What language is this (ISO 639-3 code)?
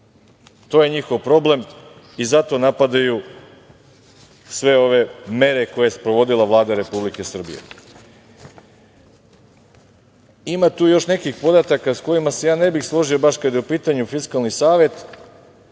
srp